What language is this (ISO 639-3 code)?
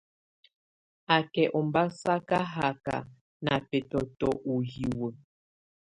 tvu